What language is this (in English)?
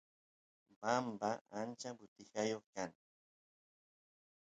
Santiago del Estero Quichua